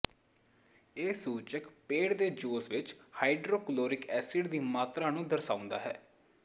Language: Punjabi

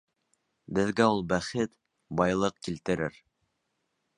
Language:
Bashkir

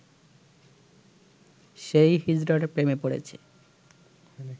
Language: Bangla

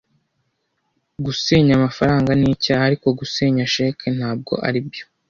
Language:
Kinyarwanda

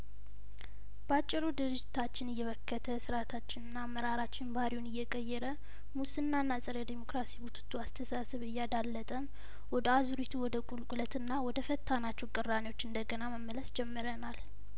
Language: Amharic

